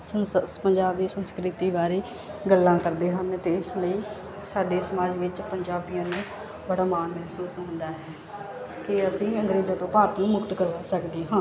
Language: Punjabi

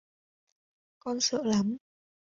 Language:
Vietnamese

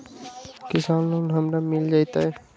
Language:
Magahi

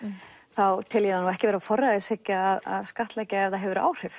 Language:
Icelandic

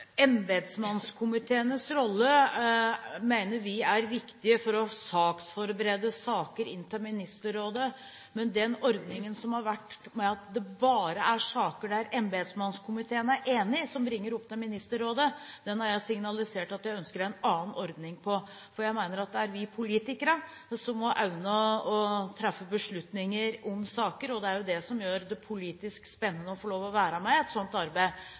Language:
Norwegian Bokmål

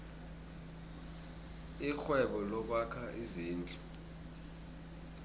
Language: South Ndebele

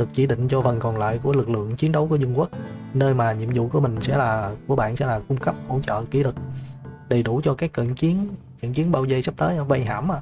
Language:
Vietnamese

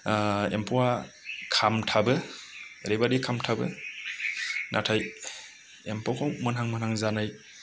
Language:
Bodo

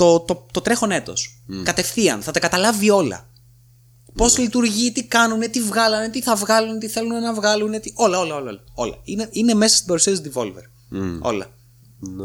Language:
Greek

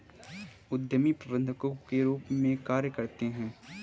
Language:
Hindi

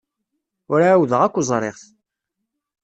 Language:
Kabyle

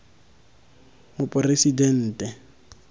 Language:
Tswana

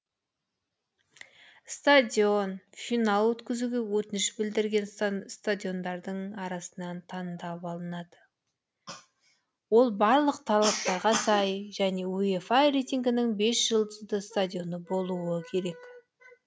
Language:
Kazakh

